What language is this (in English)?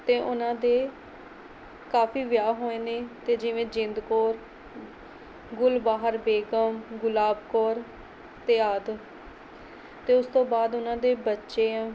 Punjabi